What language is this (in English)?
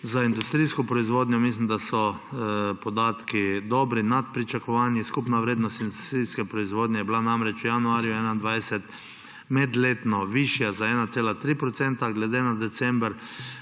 Slovenian